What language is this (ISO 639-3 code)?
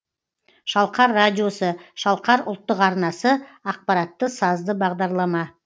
kaz